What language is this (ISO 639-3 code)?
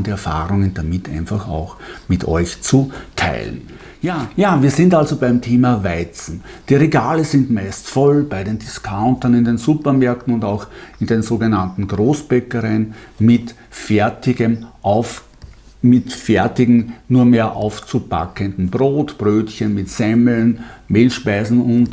deu